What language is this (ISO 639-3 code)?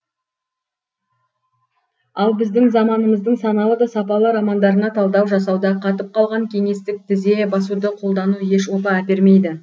kaz